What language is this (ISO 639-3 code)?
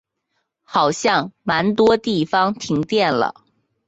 zho